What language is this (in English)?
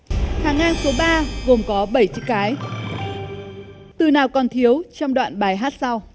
Vietnamese